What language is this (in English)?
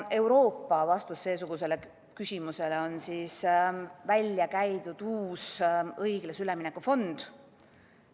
Estonian